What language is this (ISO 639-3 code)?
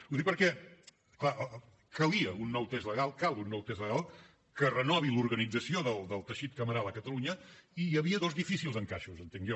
cat